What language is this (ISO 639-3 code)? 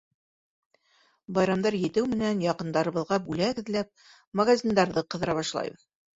bak